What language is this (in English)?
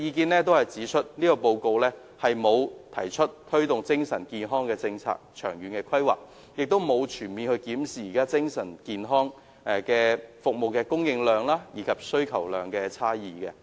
Cantonese